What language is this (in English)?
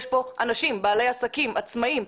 Hebrew